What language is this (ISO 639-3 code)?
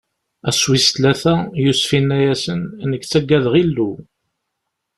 kab